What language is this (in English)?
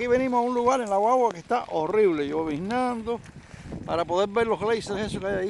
Spanish